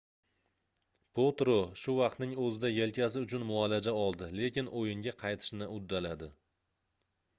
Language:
Uzbek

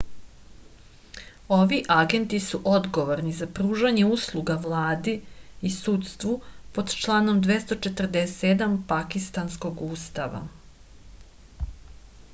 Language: Serbian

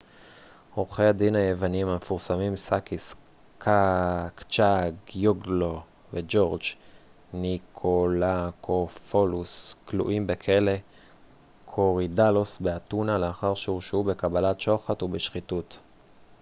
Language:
Hebrew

